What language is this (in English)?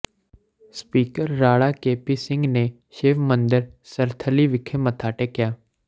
Punjabi